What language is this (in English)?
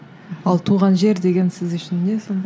Kazakh